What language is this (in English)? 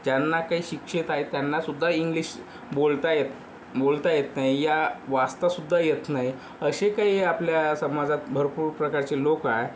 Marathi